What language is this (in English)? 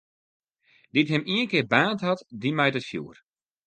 Western Frisian